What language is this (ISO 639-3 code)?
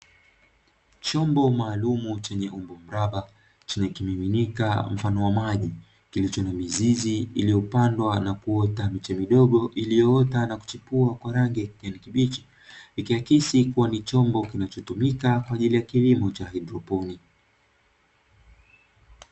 swa